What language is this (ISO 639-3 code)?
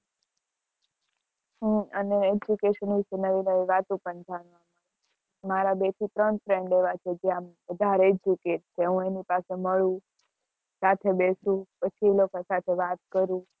guj